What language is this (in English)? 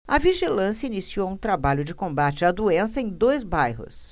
Portuguese